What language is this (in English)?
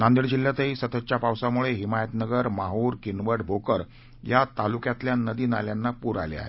Marathi